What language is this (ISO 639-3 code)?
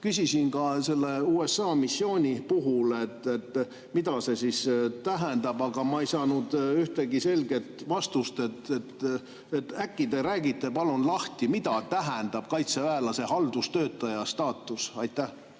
est